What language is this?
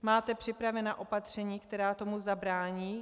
Czech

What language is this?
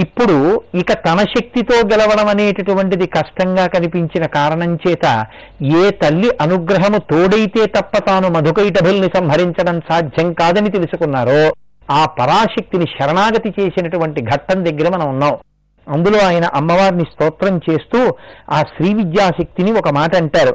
Telugu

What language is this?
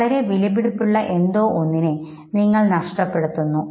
Malayalam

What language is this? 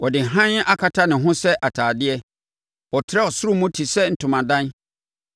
Akan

